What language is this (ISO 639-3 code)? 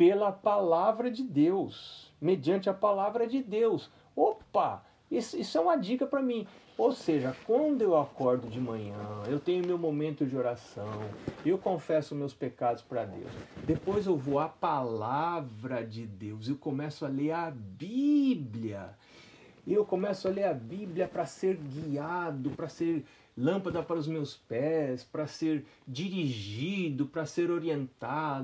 por